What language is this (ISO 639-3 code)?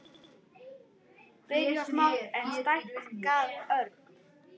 isl